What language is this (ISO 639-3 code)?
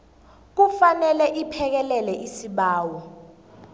nbl